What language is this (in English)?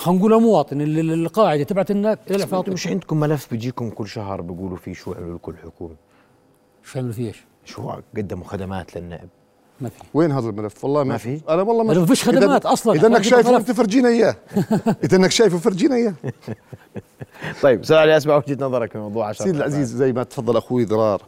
Arabic